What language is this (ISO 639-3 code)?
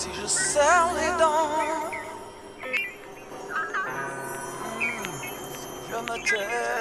mal